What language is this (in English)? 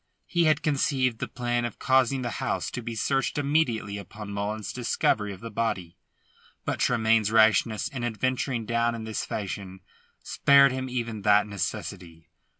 English